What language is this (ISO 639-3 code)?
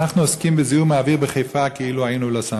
heb